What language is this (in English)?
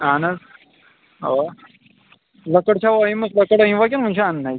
Kashmiri